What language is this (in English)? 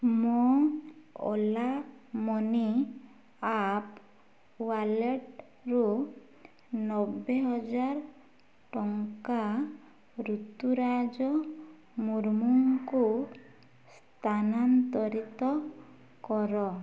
Odia